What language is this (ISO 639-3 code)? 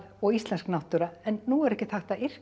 isl